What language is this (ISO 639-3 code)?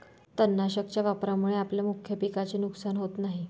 mar